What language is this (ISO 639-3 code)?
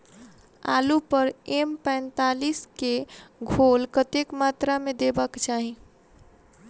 mai